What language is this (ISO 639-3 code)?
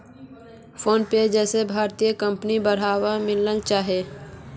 mag